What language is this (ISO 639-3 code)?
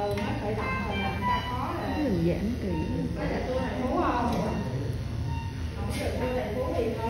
vie